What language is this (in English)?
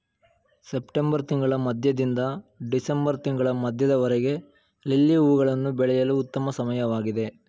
Kannada